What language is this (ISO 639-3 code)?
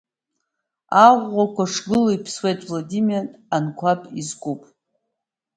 abk